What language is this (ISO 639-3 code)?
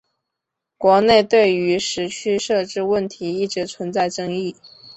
zho